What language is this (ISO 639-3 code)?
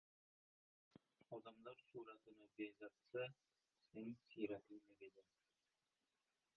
uzb